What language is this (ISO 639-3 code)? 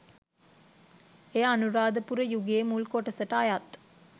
sin